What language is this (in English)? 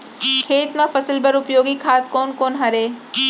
Chhattisgarhi